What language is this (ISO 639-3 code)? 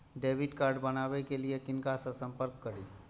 mai